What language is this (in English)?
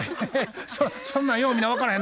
Japanese